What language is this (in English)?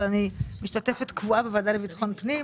Hebrew